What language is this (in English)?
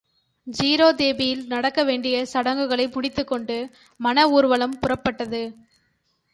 Tamil